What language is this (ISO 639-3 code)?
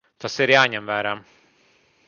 lav